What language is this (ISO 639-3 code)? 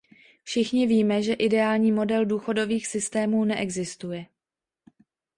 ces